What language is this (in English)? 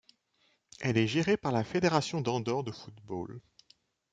French